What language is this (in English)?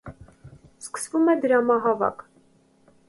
Armenian